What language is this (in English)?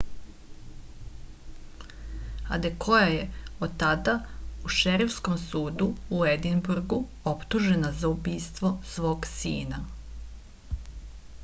Serbian